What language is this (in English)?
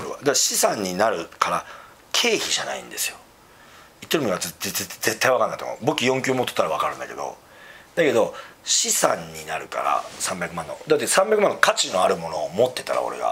Japanese